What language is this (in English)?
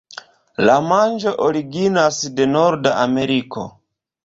Esperanto